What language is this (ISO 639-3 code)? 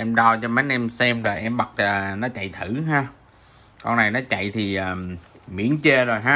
vie